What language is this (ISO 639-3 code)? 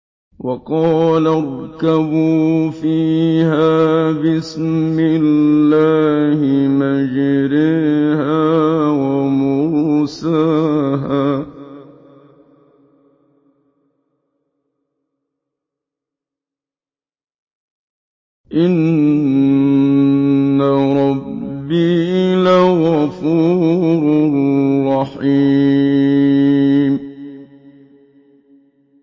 ara